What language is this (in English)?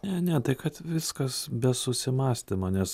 Lithuanian